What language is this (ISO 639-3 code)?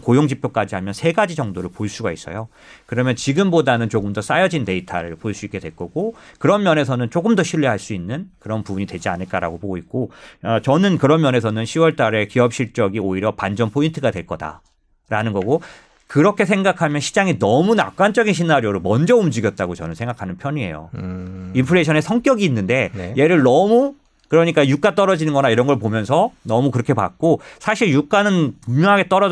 kor